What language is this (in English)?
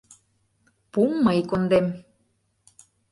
Mari